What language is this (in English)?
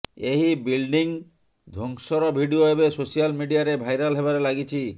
Odia